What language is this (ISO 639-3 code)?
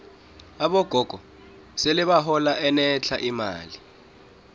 nbl